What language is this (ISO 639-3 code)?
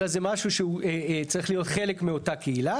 heb